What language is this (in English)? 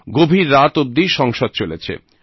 Bangla